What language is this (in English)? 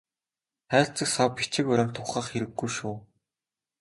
Mongolian